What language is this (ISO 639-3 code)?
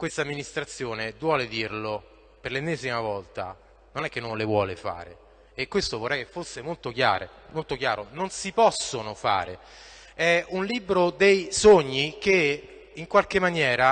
ita